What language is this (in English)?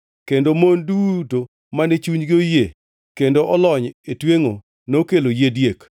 Luo (Kenya and Tanzania)